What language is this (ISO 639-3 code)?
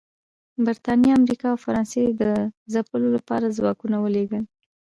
pus